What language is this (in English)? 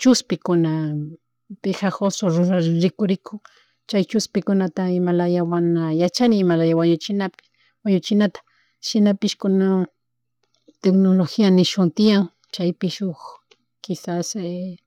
Chimborazo Highland Quichua